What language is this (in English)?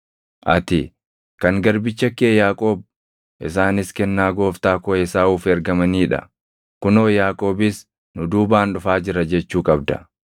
Oromo